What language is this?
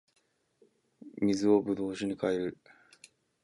Japanese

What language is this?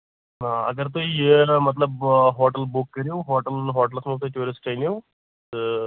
Kashmiri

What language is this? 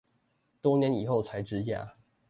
Chinese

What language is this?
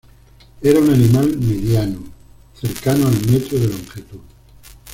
Spanish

